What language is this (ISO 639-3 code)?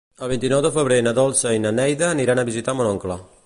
cat